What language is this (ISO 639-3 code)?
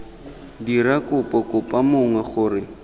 tsn